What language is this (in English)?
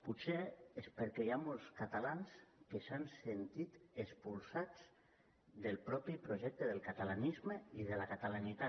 Catalan